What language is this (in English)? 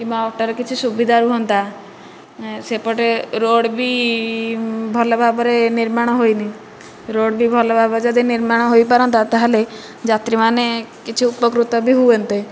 Odia